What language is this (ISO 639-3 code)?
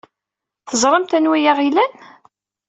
kab